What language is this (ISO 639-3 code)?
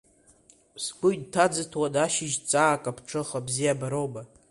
abk